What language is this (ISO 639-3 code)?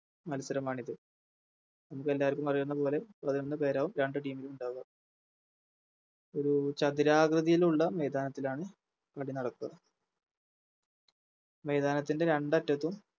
mal